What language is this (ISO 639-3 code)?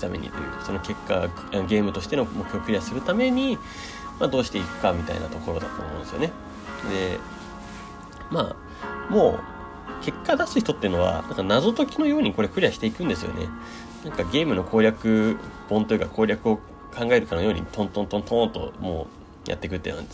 jpn